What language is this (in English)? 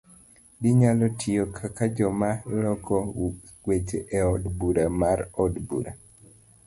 Luo (Kenya and Tanzania)